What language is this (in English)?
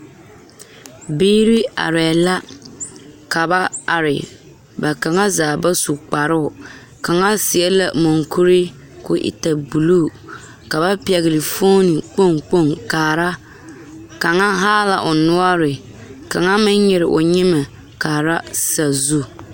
Southern Dagaare